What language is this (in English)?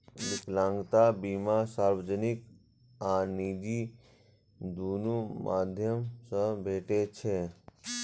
Maithili